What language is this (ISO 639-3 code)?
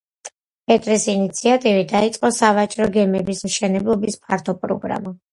kat